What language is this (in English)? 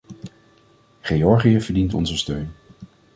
Dutch